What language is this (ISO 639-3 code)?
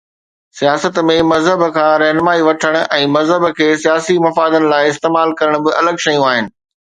snd